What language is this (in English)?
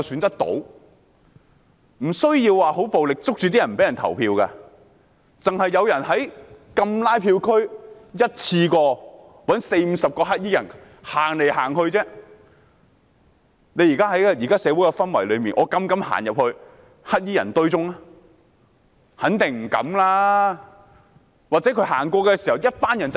Cantonese